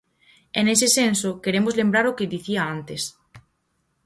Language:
Galician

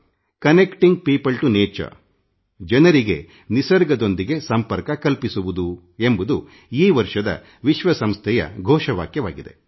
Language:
Kannada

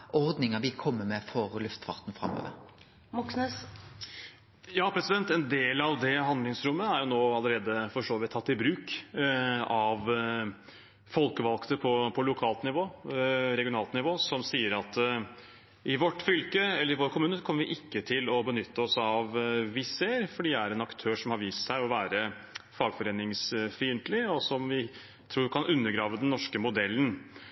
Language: Norwegian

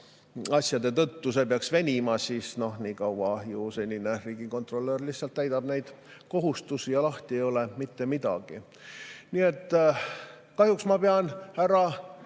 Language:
Estonian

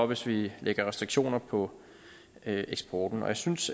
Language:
Danish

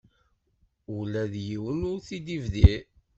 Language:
Kabyle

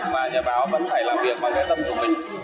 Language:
Vietnamese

